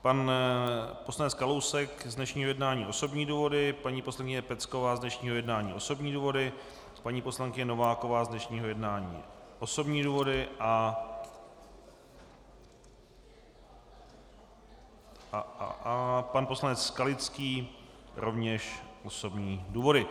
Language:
Czech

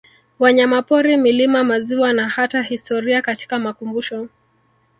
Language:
Swahili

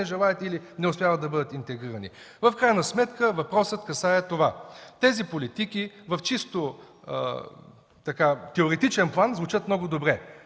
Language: Bulgarian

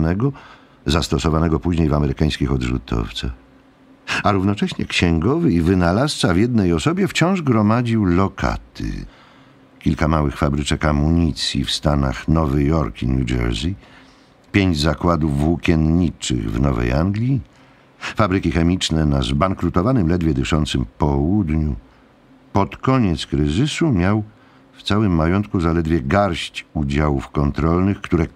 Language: Polish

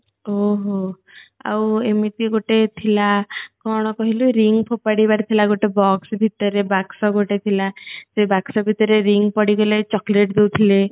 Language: Odia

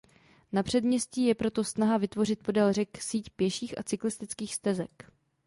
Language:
Czech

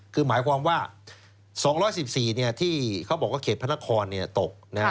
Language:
Thai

